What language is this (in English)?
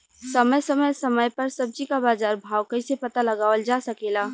Bhojpuri